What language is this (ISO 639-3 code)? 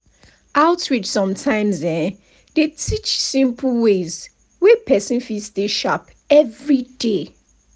pcm